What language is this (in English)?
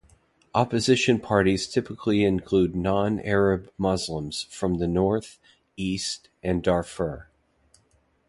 English